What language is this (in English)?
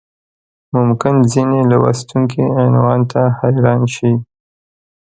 Pashto